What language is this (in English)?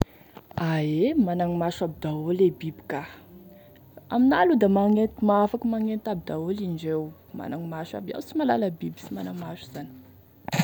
Tesaka Malagasy